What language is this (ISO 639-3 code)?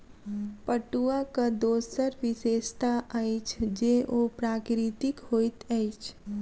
mai